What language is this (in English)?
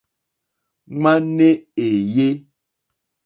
Mokpwe